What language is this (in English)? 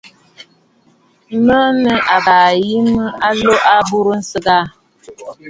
Bafut